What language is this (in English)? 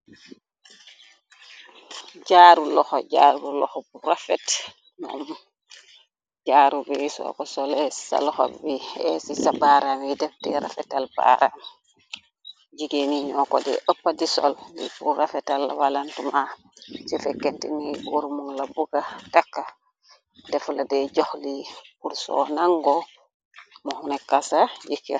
Wolof